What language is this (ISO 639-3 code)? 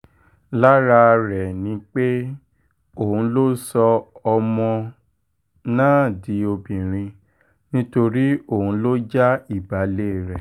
yor